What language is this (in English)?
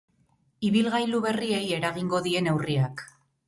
Basque